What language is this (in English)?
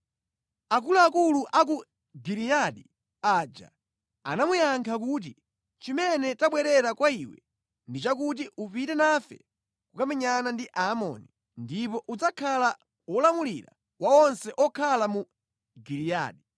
Nyanja